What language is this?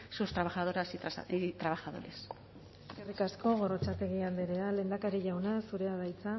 Basque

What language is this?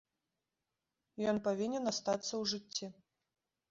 Belarusian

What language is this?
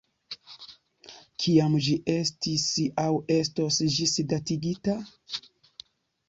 Esperanto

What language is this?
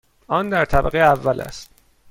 Persian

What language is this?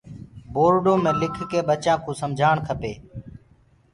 Gurgula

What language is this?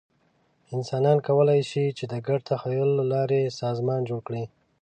Pashto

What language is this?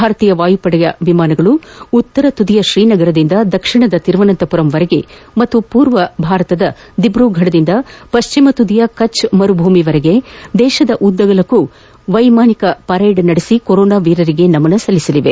Kannada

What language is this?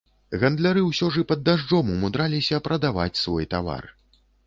Belarusian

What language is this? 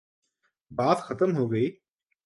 Urdu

